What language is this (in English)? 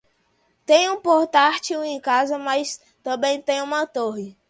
Portuguese